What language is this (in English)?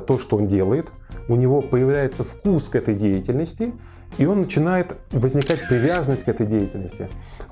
Russian